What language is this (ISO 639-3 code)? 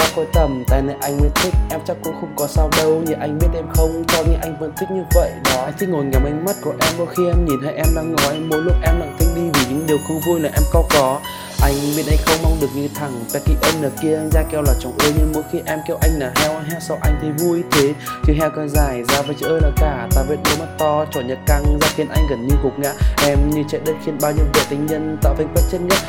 vie